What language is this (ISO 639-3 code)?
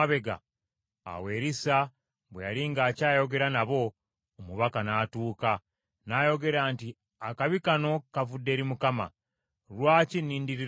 lug